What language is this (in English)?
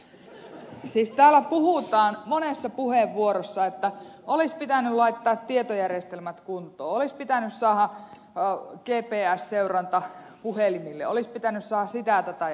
Finnish